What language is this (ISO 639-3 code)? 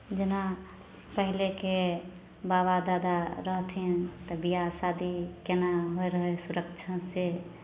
mai